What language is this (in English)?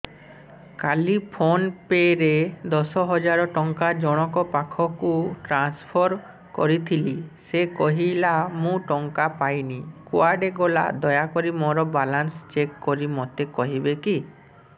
Odia